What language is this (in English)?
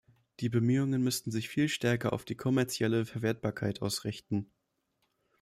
German